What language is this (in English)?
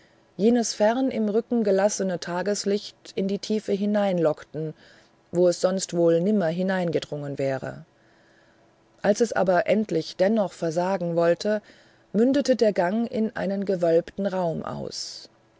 German